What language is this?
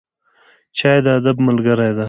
Pashto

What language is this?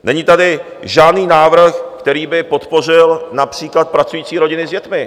Czech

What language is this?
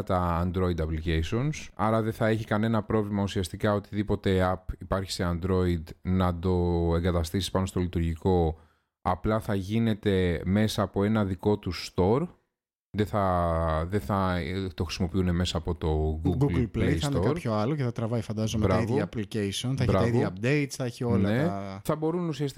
Greek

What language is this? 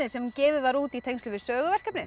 Icelandic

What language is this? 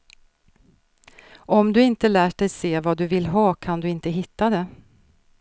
Swedish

